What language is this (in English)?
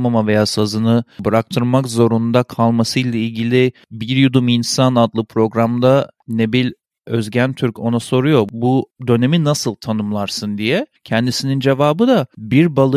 Turkish